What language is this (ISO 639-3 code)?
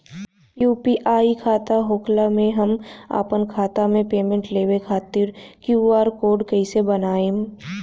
bho